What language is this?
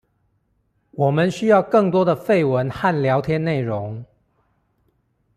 Chinese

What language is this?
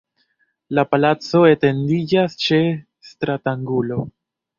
Esperanto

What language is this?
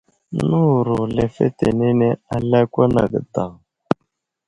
Wuzlam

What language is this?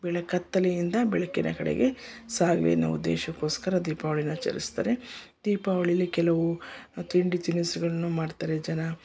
Kannada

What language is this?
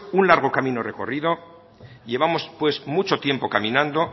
Spanish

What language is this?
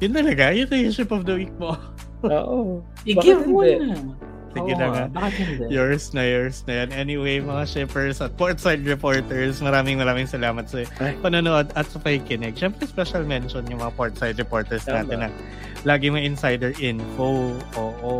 Filipino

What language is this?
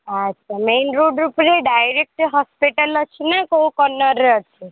Odia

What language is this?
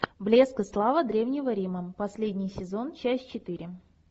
Russian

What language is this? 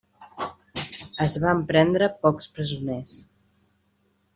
Catalan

